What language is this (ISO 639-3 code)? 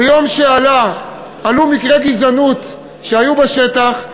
heb